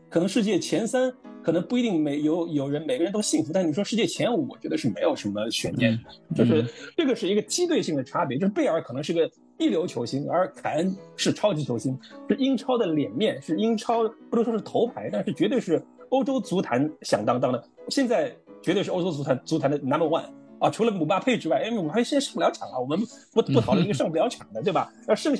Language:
Chinese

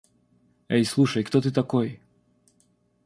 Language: Russian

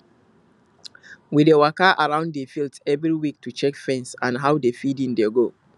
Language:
Nigerian Pidgin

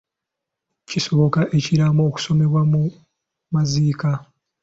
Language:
Ganda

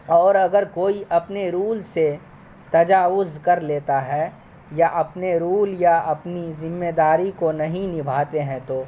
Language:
Urdu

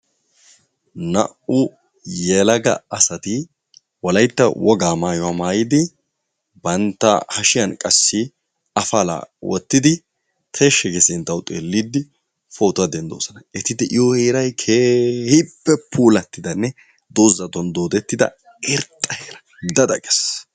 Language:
Wolaytta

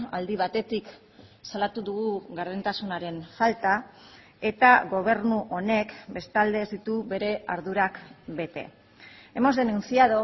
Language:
Basque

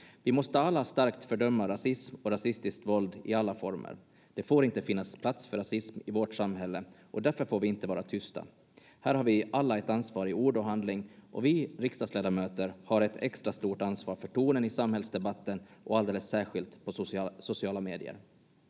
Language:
Finnish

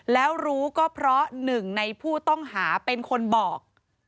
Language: Thai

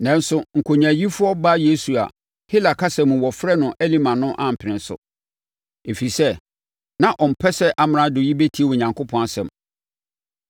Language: Akan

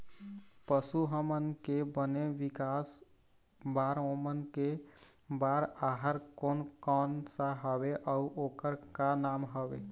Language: Chhattisgarhi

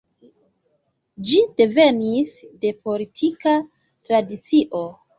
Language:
Esperanto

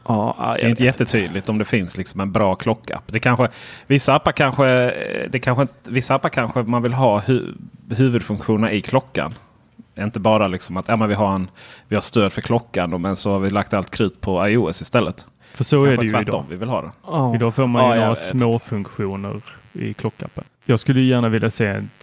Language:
Swedish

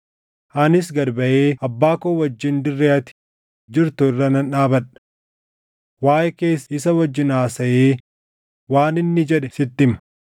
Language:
Oromo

